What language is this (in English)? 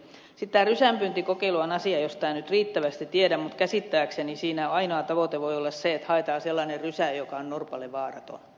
Finnish